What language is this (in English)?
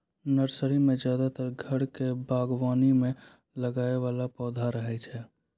Maithili